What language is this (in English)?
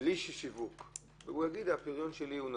Hebrew